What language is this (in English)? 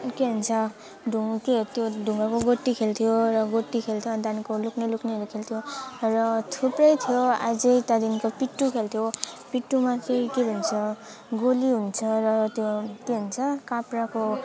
Nepali